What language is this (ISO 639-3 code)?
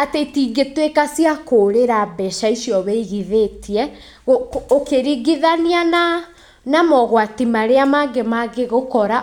kik